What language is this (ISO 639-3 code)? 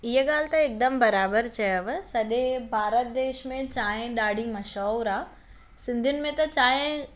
snd